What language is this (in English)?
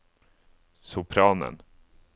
Norwegian